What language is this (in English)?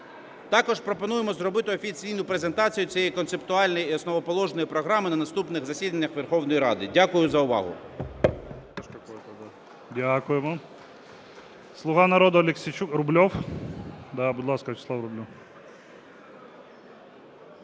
Ukrainian